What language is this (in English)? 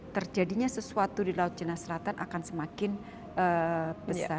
Indonesian